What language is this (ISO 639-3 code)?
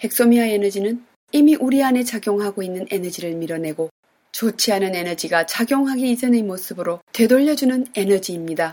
kor